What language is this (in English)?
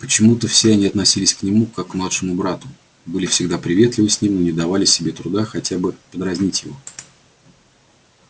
Russian